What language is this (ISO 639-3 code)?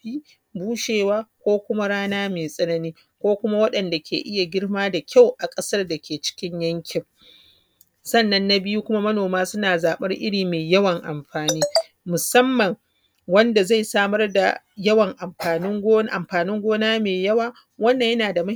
hau